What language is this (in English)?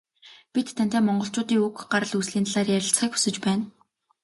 Mongolian